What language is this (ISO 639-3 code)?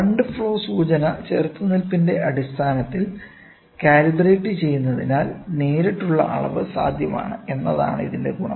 mal